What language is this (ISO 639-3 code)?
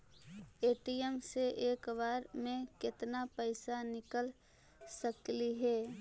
mag